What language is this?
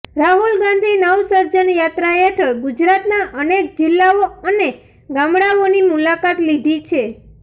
Gujarati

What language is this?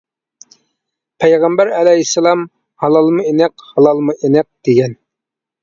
Uyghur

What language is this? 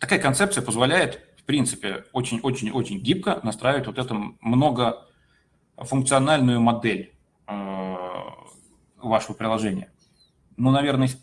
Russian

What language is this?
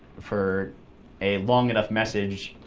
English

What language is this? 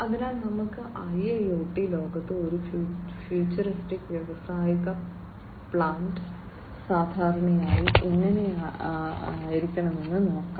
Malayalam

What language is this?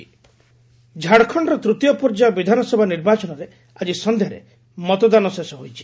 Odia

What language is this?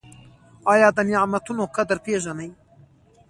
Pashto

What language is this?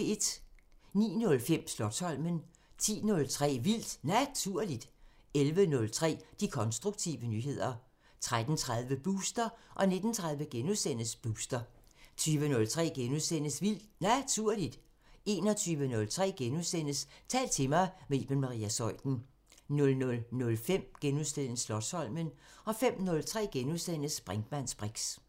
Danish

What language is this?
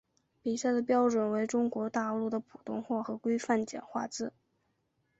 Chinese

